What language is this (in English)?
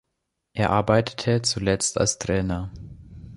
German